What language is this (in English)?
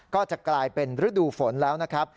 Thai